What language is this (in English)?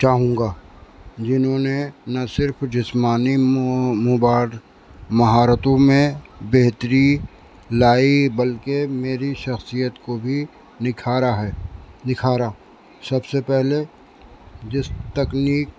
Urdu